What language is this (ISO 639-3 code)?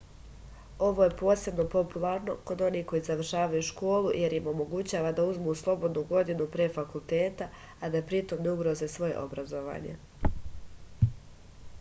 srp